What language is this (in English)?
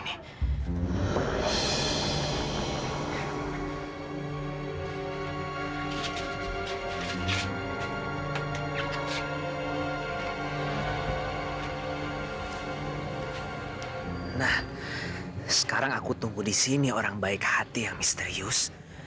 Indonesian